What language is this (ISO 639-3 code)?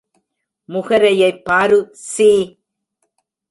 tam